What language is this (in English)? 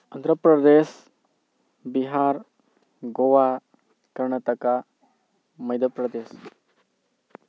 Manipuri